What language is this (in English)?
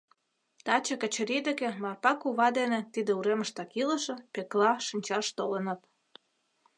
Mari